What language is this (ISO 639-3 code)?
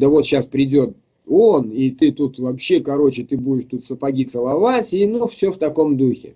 rus